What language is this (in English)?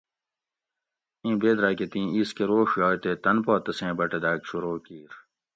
Gawri